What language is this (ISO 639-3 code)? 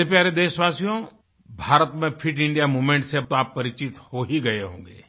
hin